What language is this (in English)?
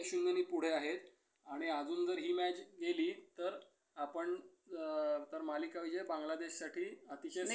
Marathi